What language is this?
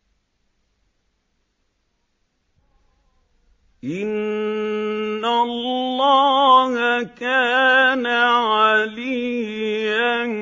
Arabic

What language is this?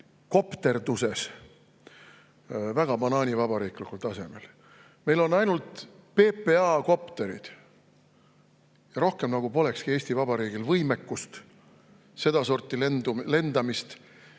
Estonian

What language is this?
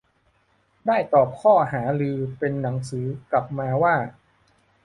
Thai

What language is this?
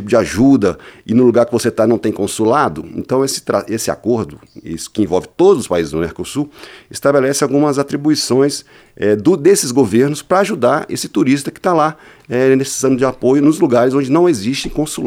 Portuguese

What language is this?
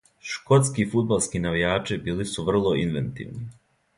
Serbian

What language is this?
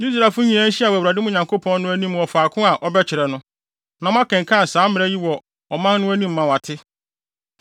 Akan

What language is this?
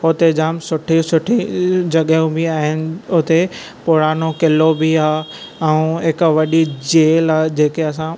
Sindhi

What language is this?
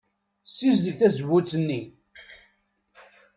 Kabyle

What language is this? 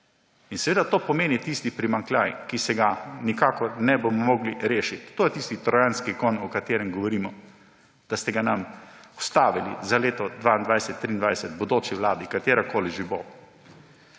Slovenian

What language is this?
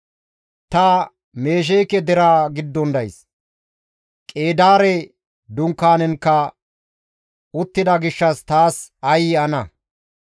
Gamo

